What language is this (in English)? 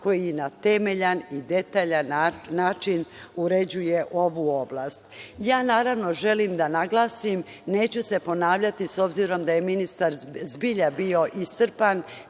Serbian